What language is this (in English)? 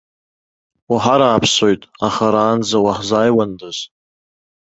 Abkhazian